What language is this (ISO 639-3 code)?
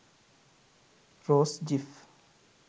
sin